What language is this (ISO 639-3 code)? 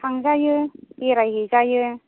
brx